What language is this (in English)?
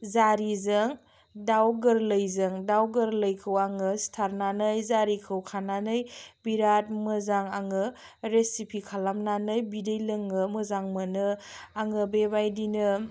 Bodo